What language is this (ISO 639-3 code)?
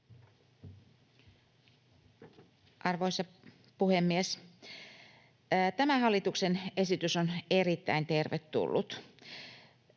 fin